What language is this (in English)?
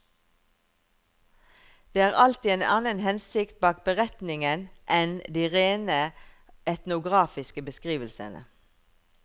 Norwegian